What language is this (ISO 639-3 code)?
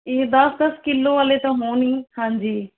pan